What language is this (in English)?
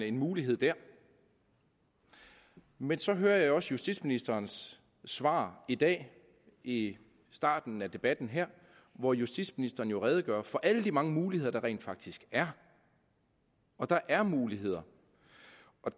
Danish